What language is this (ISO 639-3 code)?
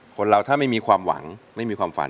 tha